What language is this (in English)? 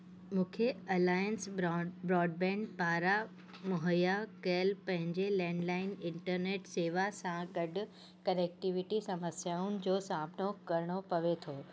Sindhi